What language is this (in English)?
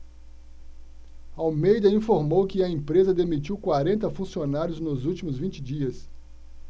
Portuguese